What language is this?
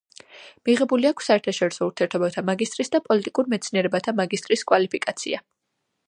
Georgian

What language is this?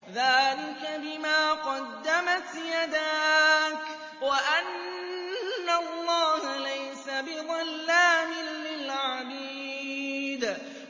Arabic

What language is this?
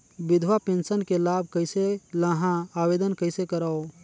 Chhattisgarhi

